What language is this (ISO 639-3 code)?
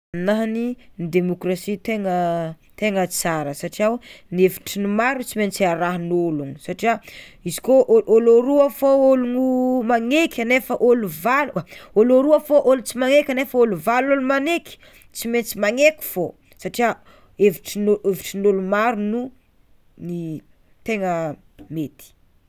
xmw